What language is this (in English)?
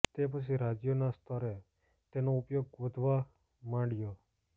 Gujarati